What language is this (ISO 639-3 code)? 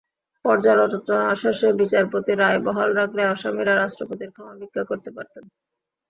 ben